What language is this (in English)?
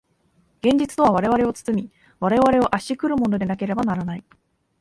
Japanese